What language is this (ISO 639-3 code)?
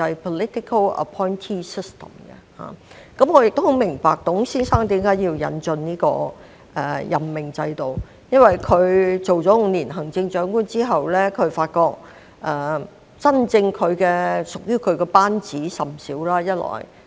yue